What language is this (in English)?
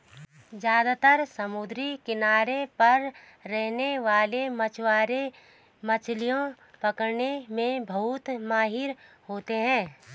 Hindi